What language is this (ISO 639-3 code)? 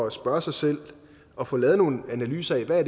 dan